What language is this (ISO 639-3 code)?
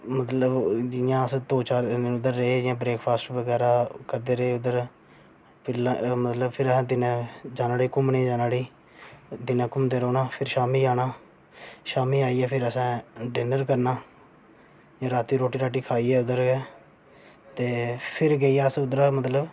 doi